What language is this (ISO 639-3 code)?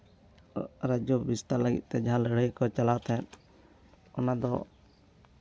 sat